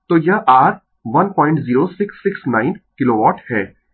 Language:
Hindi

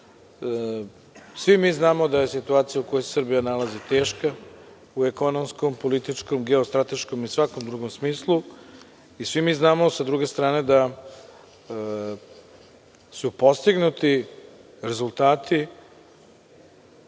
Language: Serbian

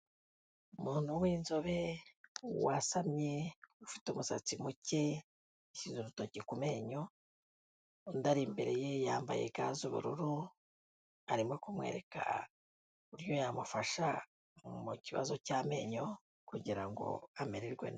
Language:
Kinyarwanda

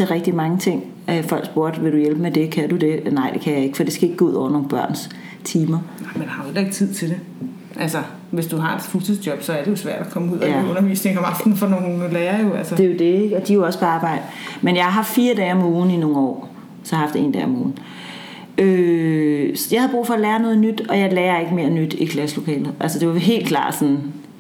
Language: Danish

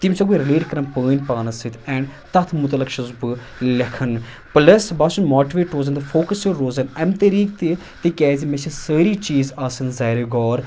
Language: Kashmiri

